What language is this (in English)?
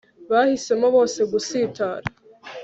Kinyarwanda